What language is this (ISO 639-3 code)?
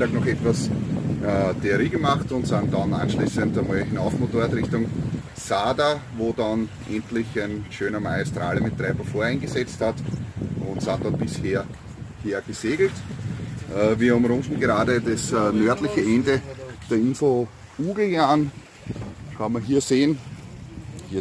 deu